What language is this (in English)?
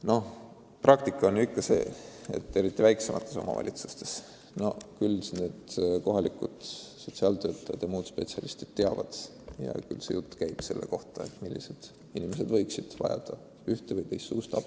Estonian